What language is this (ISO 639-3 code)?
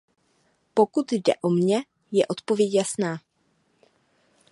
ces